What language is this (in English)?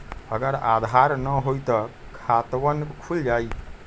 Magahi